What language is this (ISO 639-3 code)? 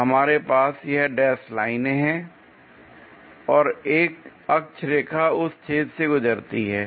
hin